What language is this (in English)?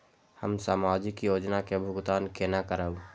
Maithili